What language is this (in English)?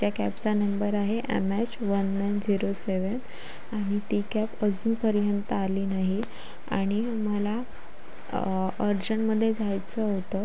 Marathi